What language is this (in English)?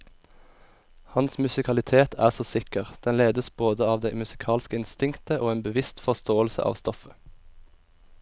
Norwegian